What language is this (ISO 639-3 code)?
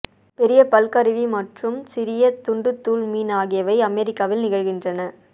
tam